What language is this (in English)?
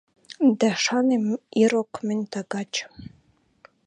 Western Mari